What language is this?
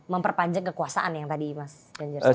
Indonesian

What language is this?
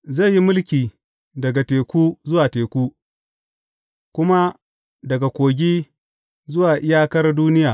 Hausa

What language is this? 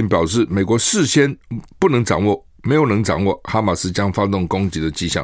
Chinese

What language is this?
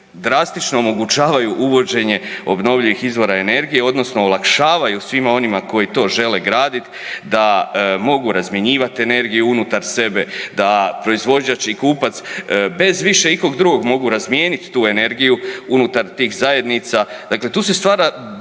Croatian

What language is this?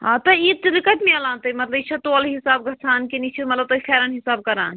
Kashmiri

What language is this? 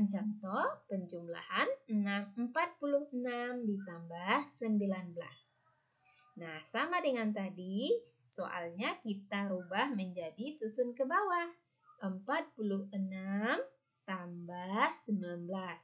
Indonesian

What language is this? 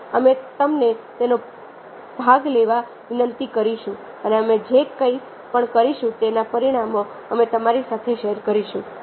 Gujarati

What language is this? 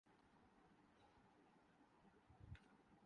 Urdu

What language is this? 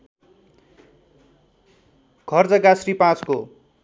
Nepali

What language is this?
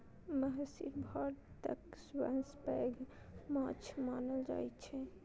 Maithili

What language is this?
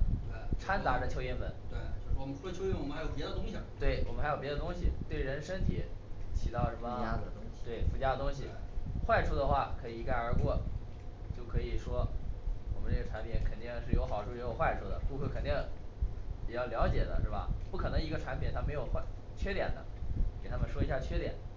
Chinese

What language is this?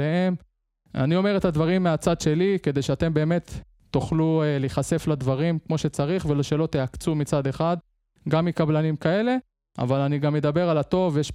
Hebrew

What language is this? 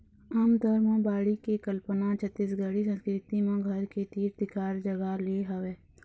Chhattisgarhi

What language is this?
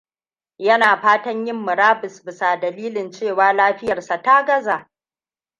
Hausa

